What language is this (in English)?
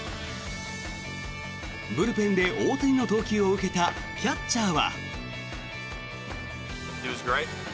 Japanese